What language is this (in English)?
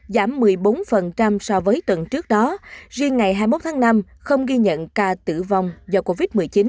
Vietnamese